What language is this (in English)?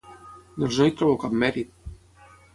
Catalan